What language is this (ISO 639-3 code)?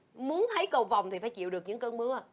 vie